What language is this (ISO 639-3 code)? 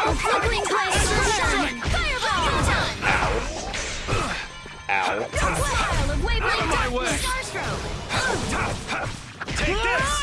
eng